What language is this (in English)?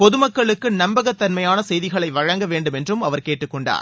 Tamil